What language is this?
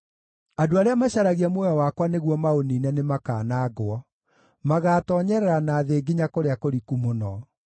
Kikuyu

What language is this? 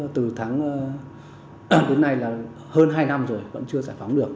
Vietnamese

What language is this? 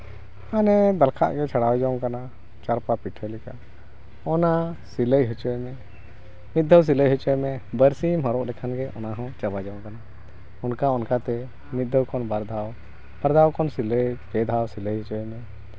Santali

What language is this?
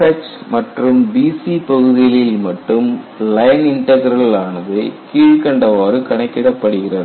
Tamil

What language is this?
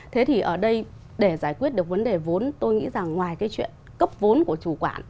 Vietnamese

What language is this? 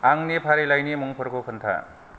Bodo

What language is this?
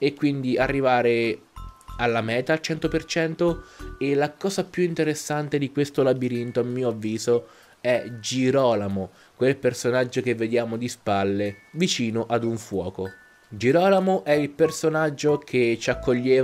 Italian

